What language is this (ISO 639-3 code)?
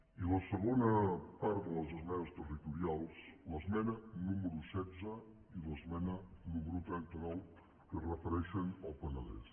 cat